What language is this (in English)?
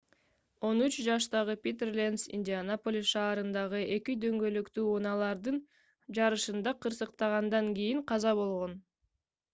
Kyrgyz